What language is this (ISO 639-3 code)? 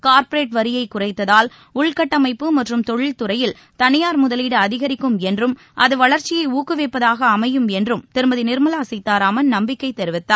tam